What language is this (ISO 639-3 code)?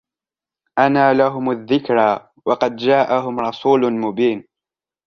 ara